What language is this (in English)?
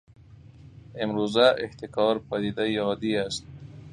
Persian